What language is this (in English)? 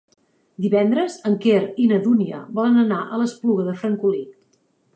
Catalan